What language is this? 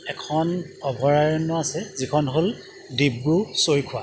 Assamese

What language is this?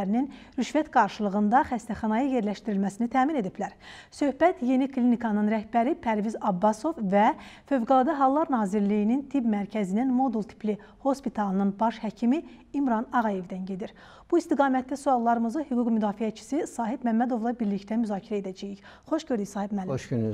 Turkish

